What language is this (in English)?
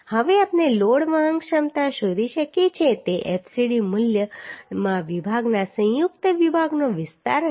Gujarati